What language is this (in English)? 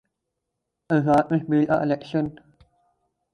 Urdu